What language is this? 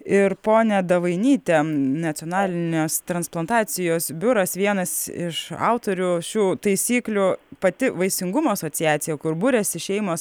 Lithuanian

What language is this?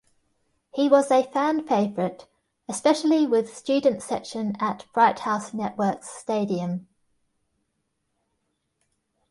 English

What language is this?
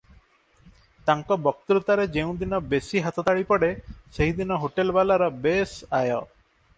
Odia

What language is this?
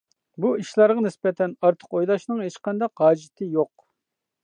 Uyghur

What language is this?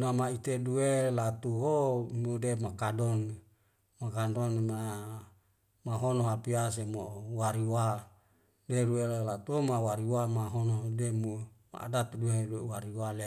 Wemale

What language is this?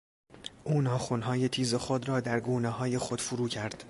Persian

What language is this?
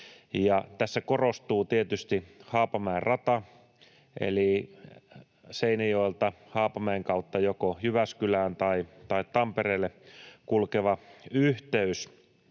Finnish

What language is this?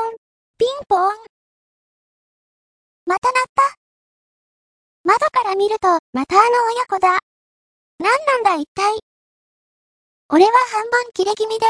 Japanese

